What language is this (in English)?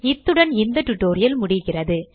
Tamil